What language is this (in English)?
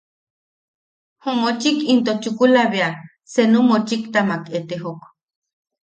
Yaqui